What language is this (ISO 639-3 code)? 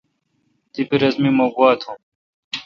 xka